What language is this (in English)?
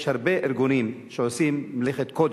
Hebrew